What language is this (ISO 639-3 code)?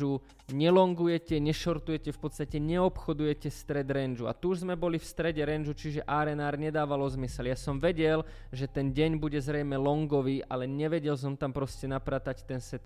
slk